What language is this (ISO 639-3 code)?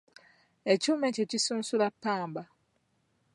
lug